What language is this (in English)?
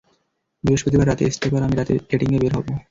Bangla